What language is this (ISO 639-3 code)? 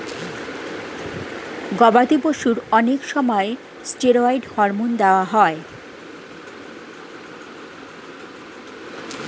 ben